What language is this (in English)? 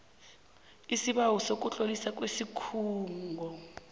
South Ndebele